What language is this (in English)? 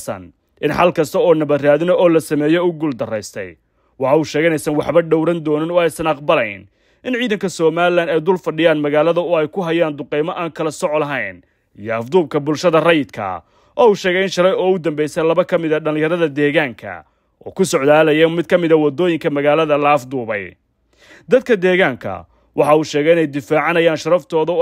Arabic